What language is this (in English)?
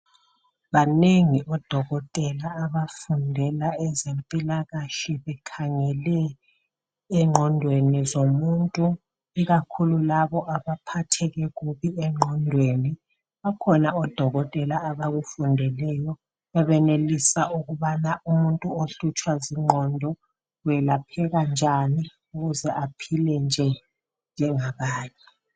North Ndebele